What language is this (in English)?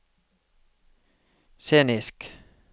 Norwegian